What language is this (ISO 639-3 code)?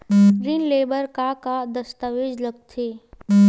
hne